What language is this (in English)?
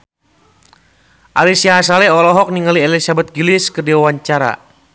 Sundanese